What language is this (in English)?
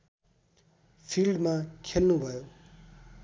Nepali